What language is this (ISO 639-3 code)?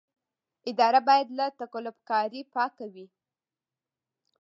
pus